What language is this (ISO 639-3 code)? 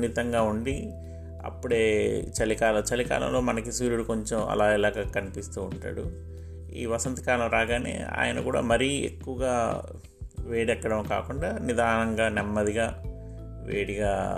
tel